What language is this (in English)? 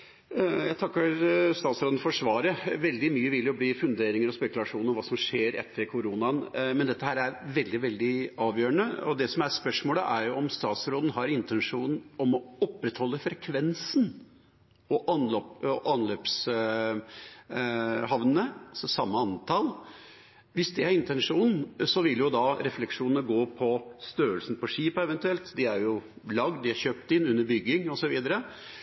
Norwegian Bokmål